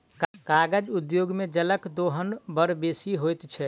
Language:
Maithili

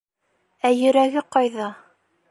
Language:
Bashkir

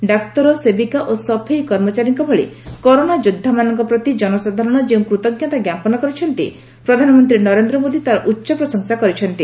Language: Odia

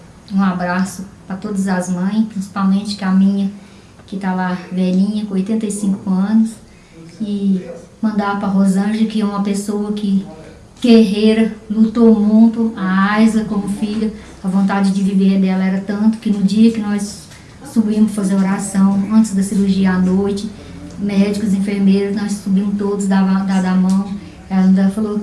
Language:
Portuguese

